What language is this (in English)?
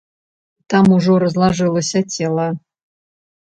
Belarusian